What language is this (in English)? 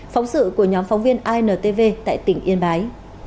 Vietnamese